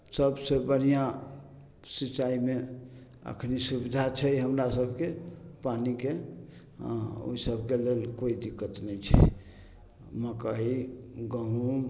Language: Maithili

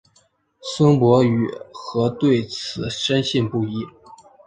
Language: Chinese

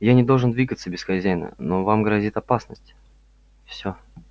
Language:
Russian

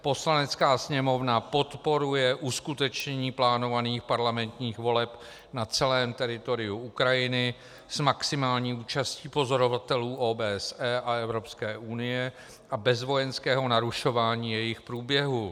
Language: Czech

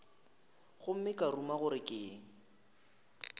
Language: Northern Sotho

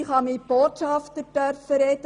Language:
Swiss German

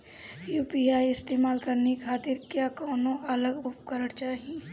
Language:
Bhojpuri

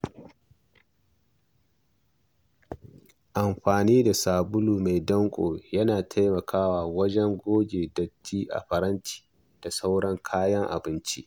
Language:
Hausa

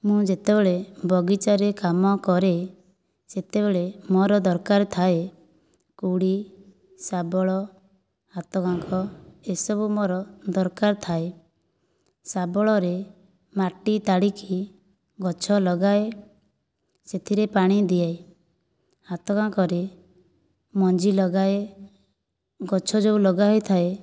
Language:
Odia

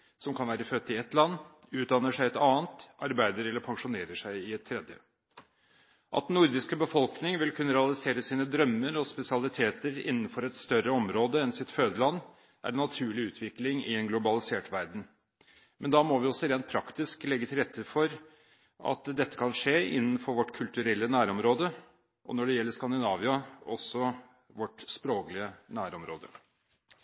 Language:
Norwegian Bokmål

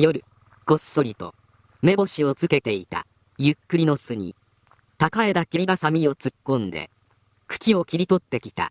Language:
Japanese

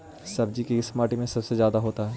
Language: Magahi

